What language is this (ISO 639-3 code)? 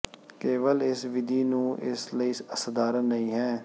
pan